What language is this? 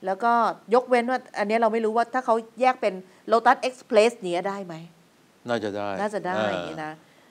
Thai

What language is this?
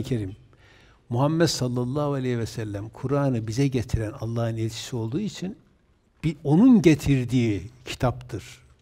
Turkish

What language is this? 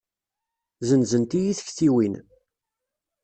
Kabyle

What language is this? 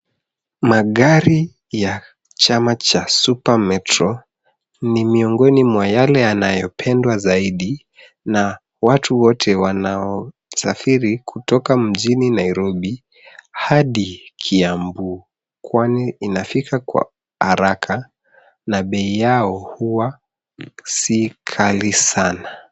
Swahili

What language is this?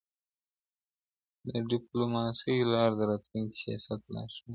Pashto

